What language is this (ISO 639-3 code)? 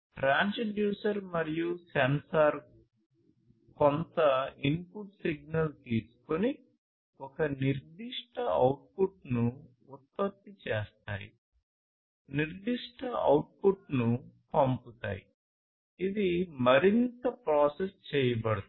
tel